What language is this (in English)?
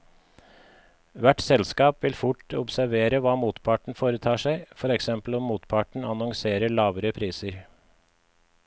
Norwegian